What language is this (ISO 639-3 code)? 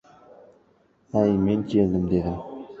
uzb